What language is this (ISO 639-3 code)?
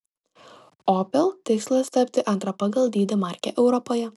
lit